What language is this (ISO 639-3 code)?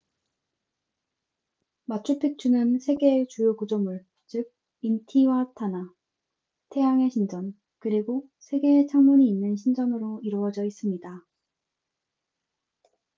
kor